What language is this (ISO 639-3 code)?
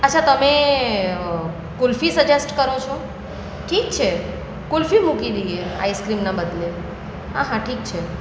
guj